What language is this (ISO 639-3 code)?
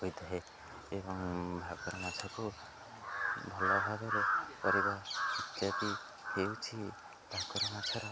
ori